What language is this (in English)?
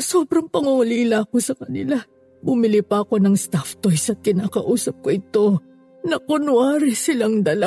Filipino